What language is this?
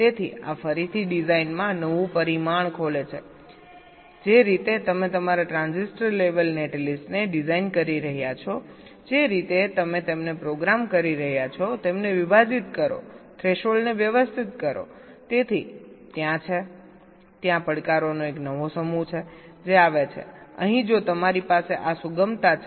Gujarati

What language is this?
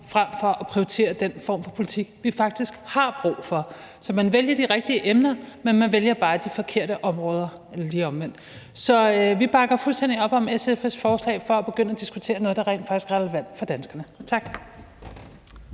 Danish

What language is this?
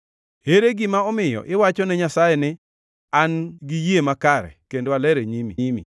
Luo (Kenya and Tanzania)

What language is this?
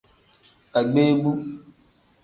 Tem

